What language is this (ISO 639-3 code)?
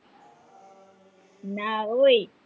guj